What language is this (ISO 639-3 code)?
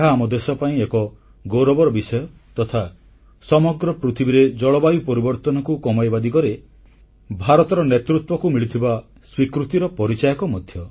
ori